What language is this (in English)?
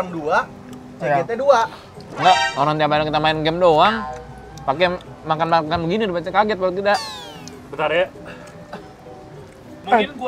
Indonesian